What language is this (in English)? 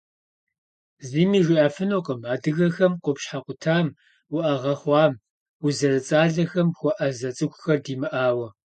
Kabardian